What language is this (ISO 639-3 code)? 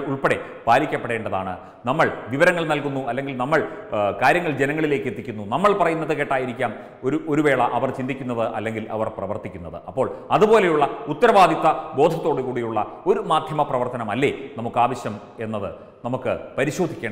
tur